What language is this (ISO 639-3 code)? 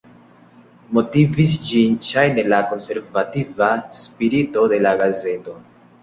epo